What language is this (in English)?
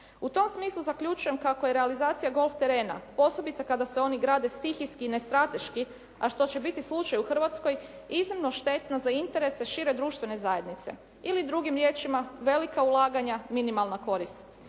Croatian